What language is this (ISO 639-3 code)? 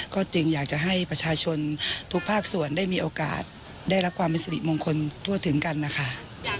tha